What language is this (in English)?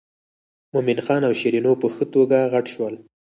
Pashto